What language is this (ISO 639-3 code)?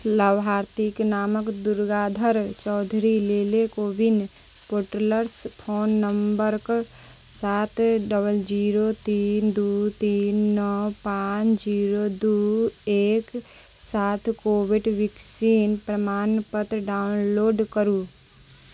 mai